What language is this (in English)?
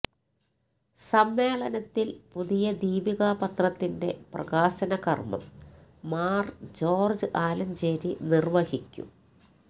Malayalam